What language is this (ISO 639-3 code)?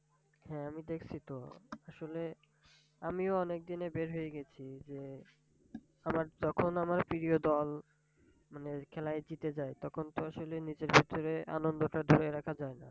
ben